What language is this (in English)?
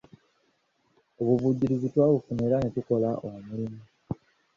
Ganda